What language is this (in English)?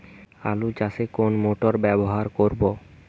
Bangla